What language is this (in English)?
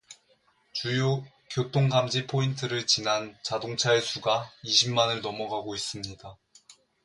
Korean